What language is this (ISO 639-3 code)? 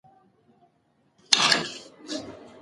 pus